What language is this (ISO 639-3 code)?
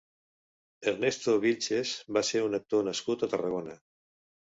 cat